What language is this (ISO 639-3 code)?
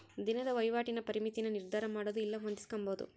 kan